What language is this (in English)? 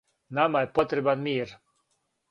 Serbian